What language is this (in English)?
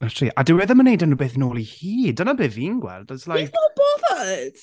Welsh